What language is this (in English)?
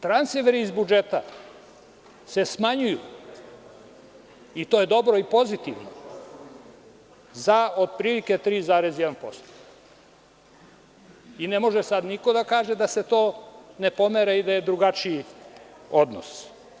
Serbian